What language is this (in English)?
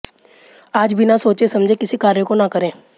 Hindi